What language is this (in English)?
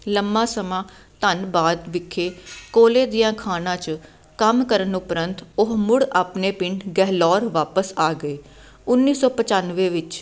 Punjabi